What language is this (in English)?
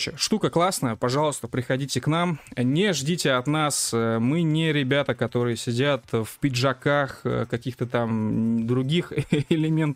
Russian